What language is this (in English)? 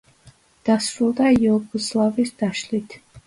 Georgian